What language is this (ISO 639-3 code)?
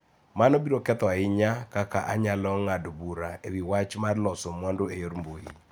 luo